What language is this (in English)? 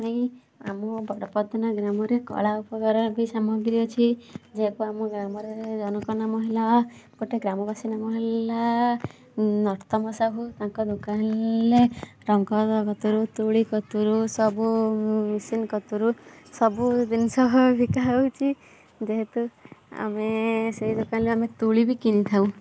Odia